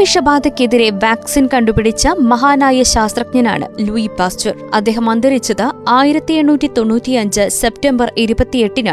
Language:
Malayalam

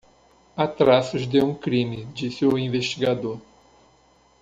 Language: Portuguese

